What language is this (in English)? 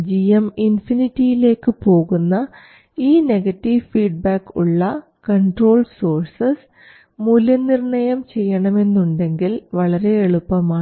Malayalam